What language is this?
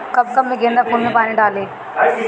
Bhojpuri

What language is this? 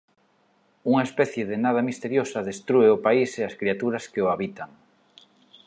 Galician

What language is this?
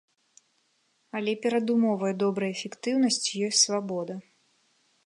Belarusian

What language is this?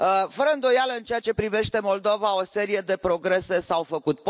Romanian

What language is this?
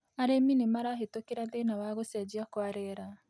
Kikuyu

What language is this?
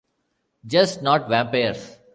English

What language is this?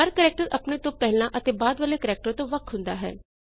Punjabi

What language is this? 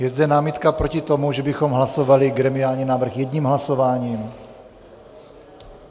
Czech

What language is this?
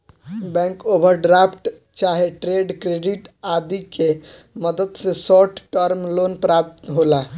Bhojpuri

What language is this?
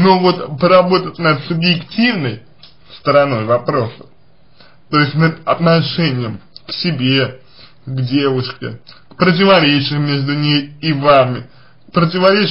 Russian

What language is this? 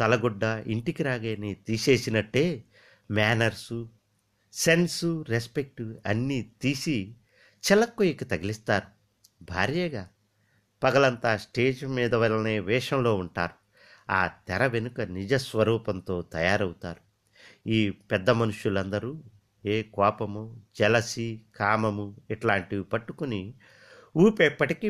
Telugu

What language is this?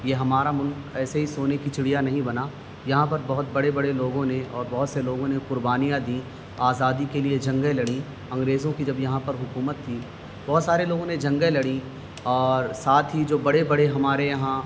Urdu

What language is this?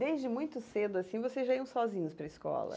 Portuguese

